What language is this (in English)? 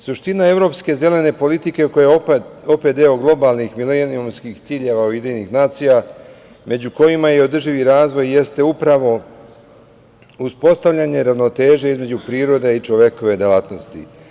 Serbian